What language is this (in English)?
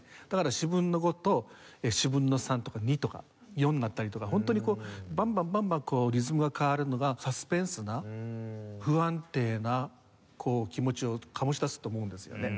Japanese